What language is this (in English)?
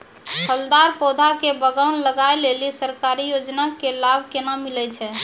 Maithili